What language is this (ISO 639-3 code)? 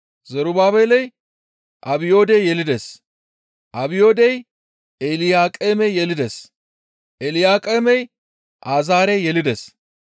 gmv